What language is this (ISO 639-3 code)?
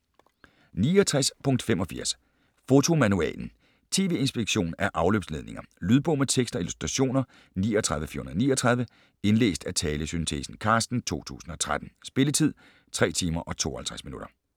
dan